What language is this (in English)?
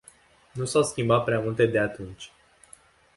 Romanian